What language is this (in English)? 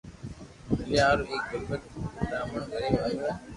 Loarki